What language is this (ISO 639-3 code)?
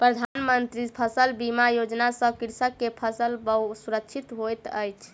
mai